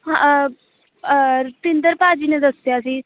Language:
Punjabi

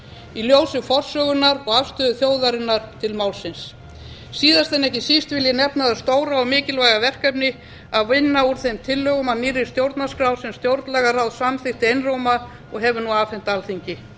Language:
Icelandic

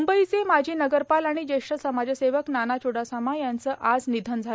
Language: Marathi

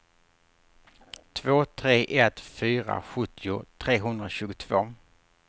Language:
Swedish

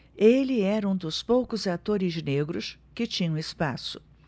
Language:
Portuguese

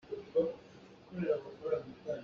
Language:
Hakha Chin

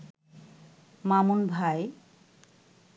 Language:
Bangla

